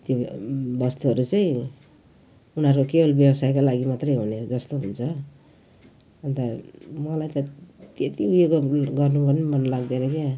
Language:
Nepali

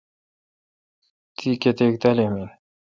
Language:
Kalkoti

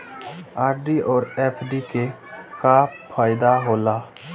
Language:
Maithili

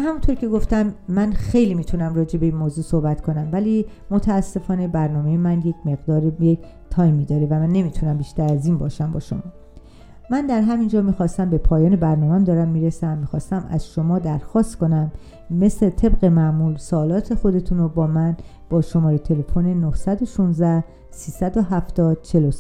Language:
Persian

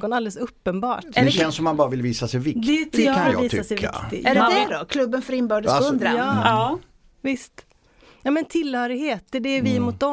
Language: Swedish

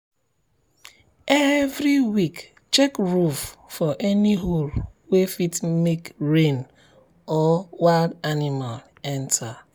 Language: Nigerian Pidgin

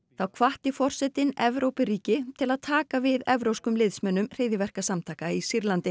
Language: Icelandic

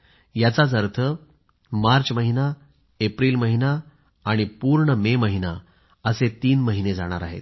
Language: Marathi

